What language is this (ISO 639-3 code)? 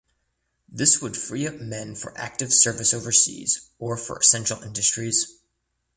eng